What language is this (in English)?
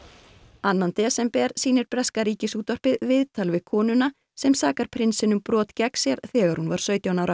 Icelandic